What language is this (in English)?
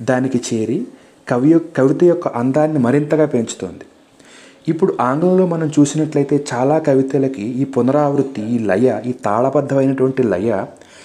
Telugu